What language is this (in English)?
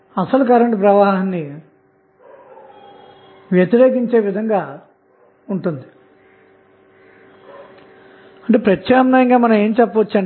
Telugu